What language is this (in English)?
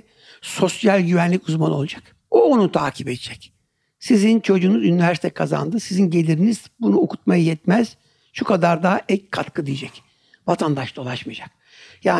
Turkish